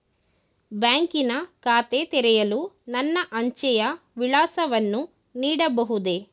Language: Kannada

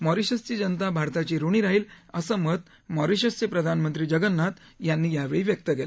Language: Marathi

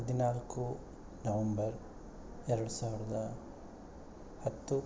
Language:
Kannada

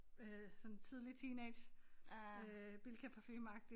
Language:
Danish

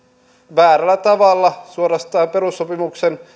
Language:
Finnish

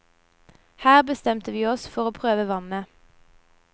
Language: Norwegian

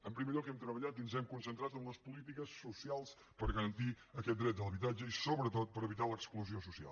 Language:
Catalan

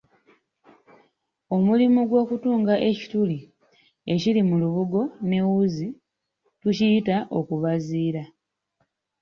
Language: Ganda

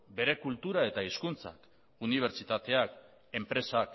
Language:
Basque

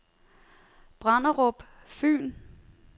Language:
Danish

